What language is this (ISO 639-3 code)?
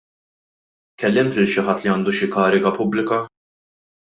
mlt